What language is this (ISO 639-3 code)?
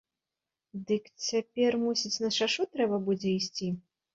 bel